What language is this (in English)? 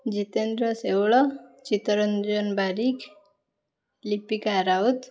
Odia